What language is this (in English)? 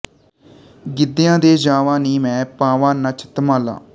Punjabi